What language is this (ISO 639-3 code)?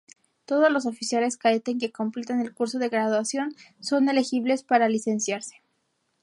spa